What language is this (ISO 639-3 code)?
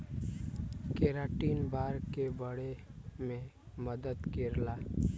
bho